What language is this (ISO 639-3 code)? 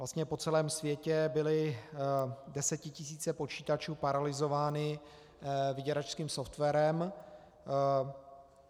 ces